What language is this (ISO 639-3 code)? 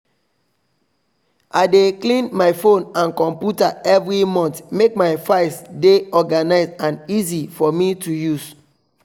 pcm